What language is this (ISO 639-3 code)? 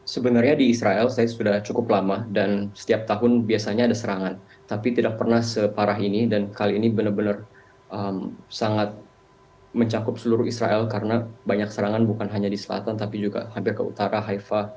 ind